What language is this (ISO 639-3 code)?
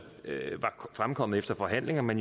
dan